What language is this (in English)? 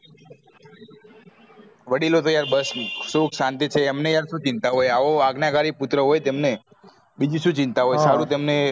Gujarati